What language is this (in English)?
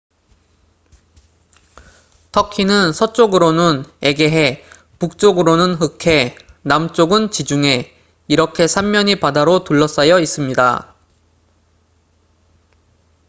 Korean